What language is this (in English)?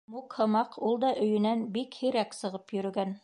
Bashkir